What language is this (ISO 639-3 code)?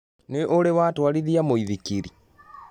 kik